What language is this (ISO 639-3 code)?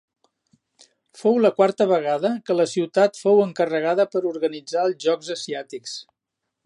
cat